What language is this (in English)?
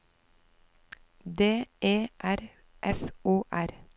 Norwegian